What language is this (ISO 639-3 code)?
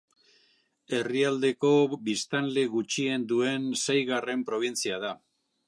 eus